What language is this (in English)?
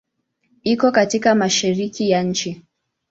Swahili